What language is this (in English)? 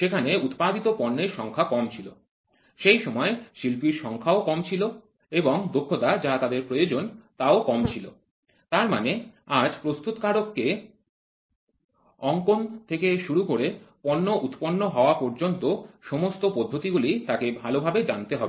Bangla